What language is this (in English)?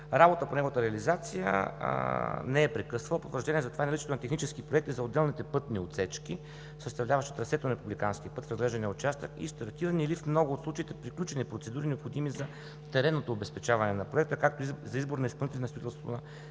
Bulgarian